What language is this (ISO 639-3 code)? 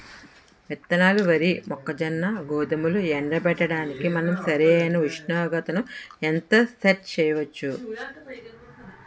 tel